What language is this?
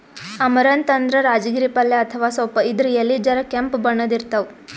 Kannada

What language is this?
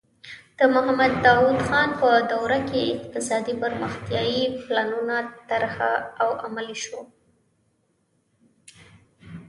Pashto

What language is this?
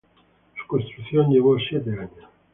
Spanish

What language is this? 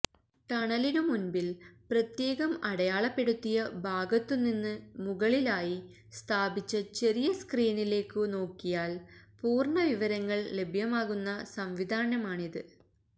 Malayalam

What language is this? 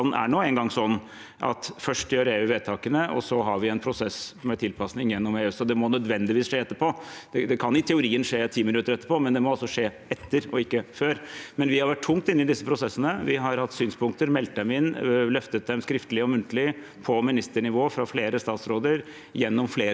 Norwegian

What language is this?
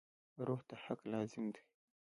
Pashto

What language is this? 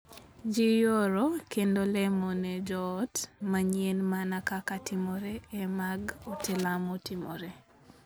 Luo (Kenya and Tanzania)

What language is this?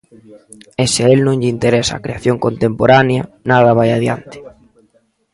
Galician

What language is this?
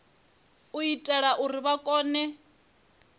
Venda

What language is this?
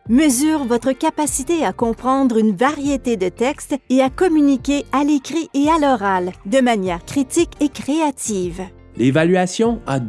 French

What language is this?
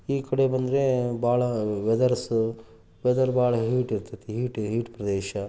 Kannada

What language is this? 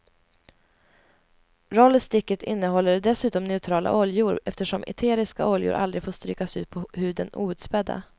Swedish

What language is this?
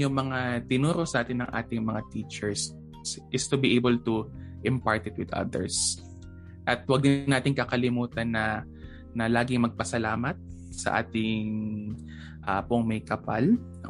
Filipino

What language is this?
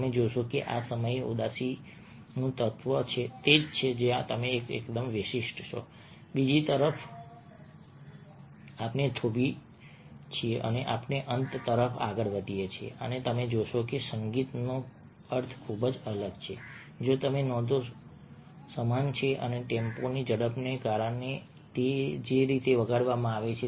Gujarati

